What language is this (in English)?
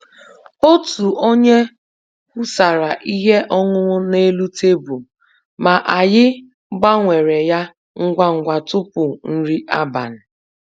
Igbo